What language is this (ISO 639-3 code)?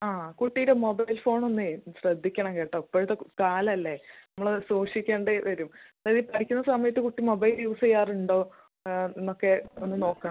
mal